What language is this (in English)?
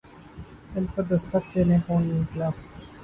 Urdu